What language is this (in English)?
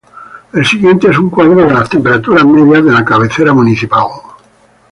Spanish